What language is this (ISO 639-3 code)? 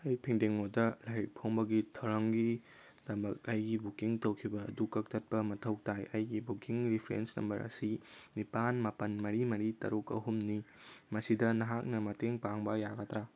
mni